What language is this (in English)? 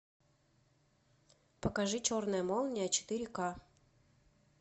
Russian